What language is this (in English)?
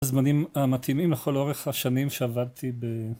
Hebrew